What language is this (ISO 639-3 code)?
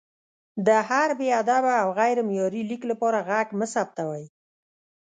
pus